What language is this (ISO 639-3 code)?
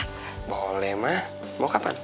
ind